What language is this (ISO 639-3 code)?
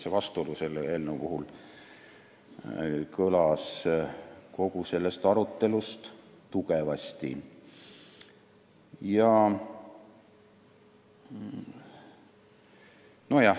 est